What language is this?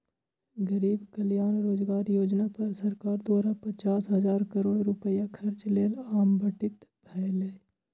Maithili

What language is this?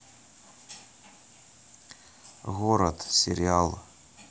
Russian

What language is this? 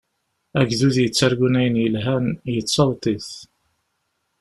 Kabyle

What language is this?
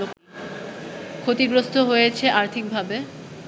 Bangla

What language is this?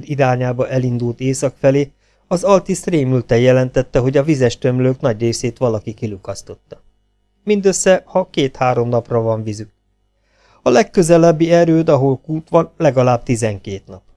Hungarian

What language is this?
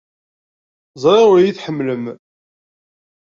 Kabyle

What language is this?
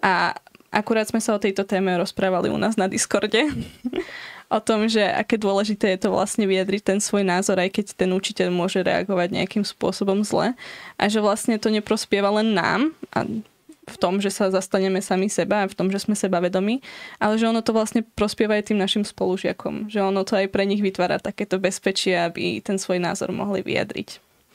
Slovak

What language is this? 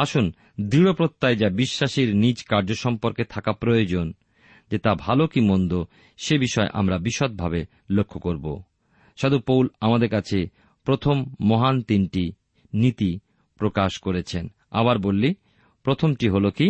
Bangla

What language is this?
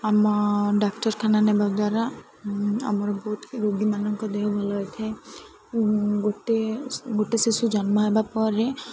Odia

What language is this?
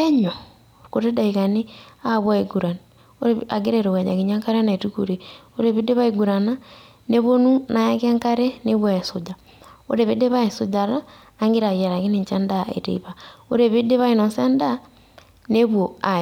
Masai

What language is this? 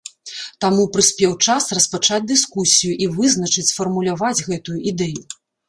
Belarusian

